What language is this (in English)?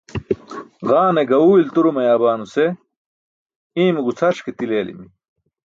Burushaski